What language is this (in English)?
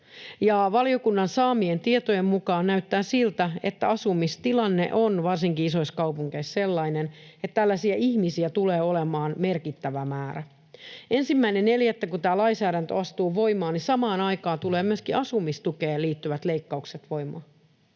Finnish